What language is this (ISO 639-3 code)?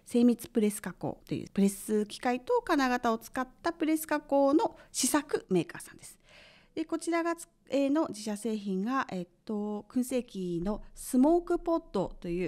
jpn